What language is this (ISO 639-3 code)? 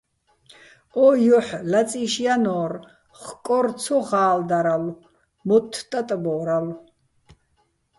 bbl